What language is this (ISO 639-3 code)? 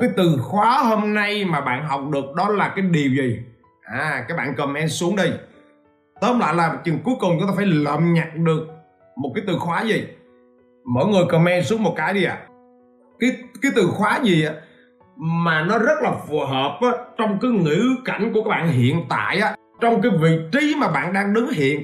vie